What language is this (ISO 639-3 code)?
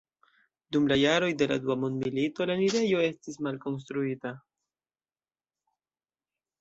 epo